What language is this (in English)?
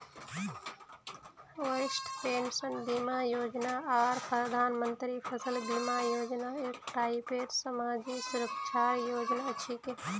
Magahi